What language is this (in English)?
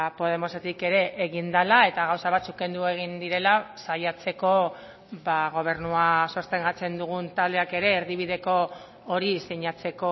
Basque